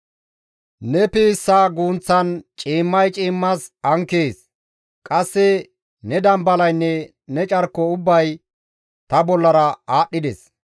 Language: Gamo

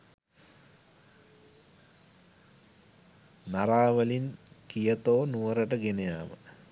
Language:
Sinhala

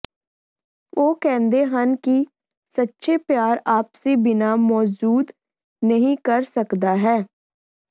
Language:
Punjabi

